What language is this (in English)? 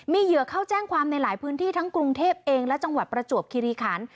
Thai